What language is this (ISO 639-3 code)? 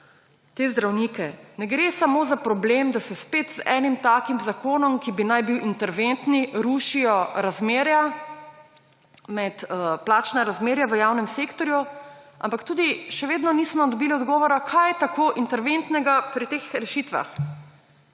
slv